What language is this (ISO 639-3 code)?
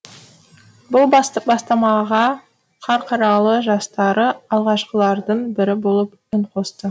kaz